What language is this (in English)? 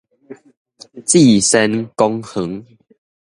Min Nan Chinese